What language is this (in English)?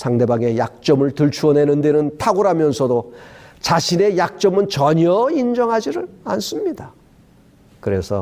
Korean